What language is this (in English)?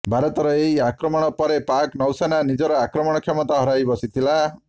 Odia